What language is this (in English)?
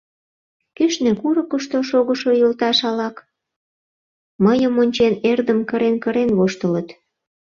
Mari